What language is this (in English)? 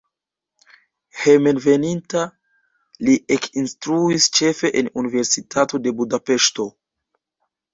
Esperanto